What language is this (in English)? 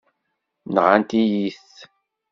Kabyle